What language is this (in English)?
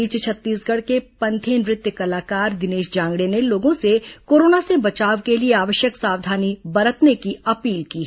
Hindi